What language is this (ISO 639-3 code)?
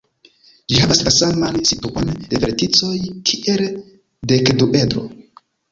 epo